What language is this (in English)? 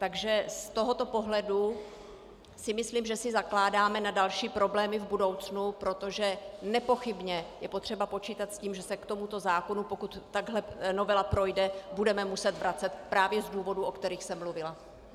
Czech